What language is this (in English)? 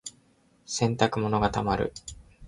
Japanese